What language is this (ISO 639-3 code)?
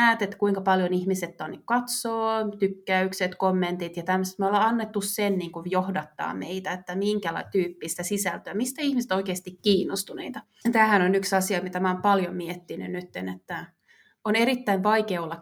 fin